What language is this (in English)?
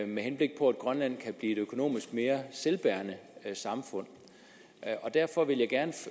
Danish